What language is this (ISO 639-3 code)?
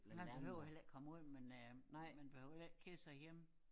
dan